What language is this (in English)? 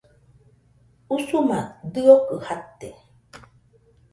Nüpode Huitoto